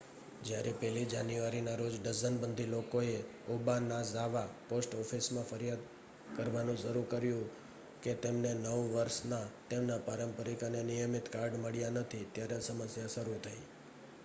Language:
Gujarati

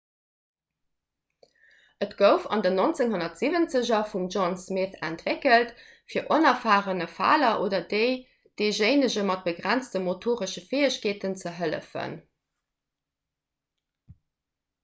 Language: Luxembourgish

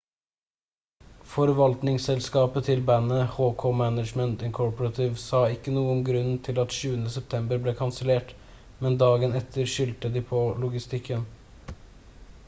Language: Norwegian Bokmål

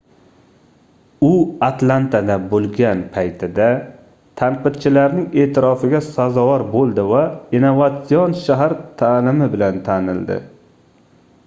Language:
Uzbek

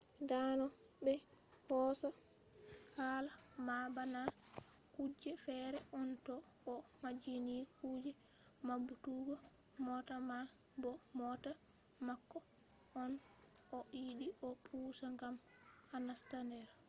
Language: Fula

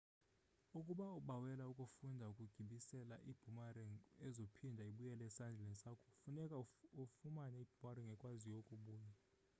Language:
Xhosa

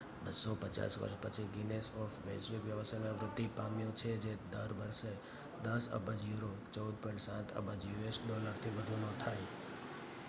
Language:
Gujarati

